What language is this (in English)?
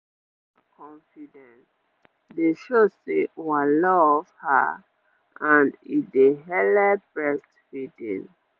Nigerian Pidgin